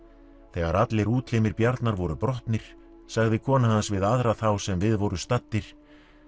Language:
Icelandic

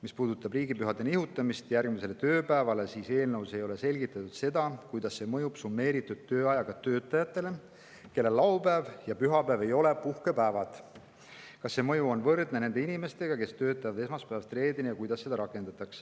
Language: Estonian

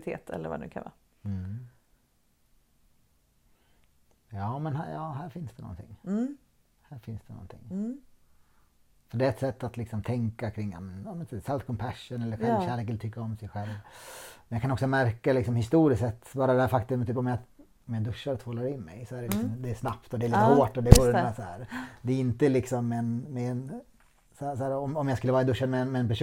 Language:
Swedish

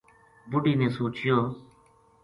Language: Gujari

